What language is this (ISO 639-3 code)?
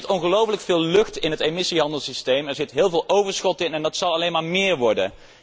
nld